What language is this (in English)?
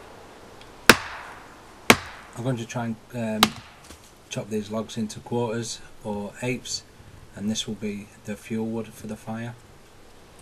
English